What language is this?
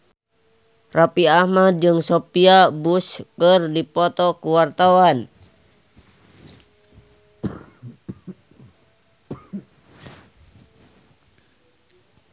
Sundanese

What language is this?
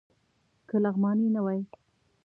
Pashto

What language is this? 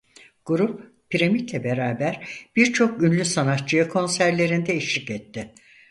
Turkish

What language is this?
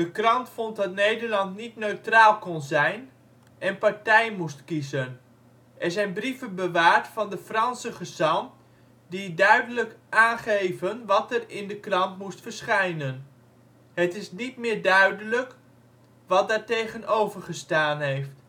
Dutch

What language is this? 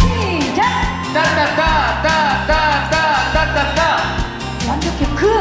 Korean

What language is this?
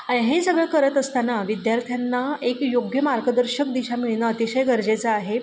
Marathi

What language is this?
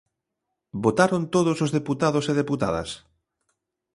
Galician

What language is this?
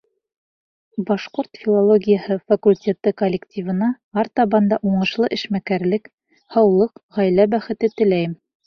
Bashkir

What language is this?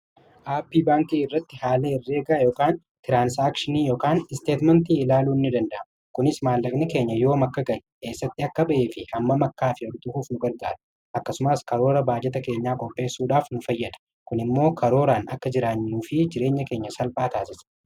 Oromo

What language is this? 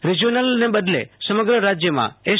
Gujarati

